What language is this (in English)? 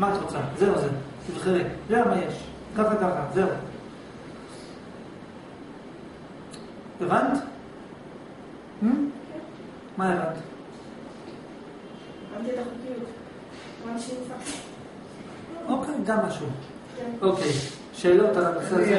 Hebrew